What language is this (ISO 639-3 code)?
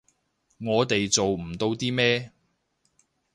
yue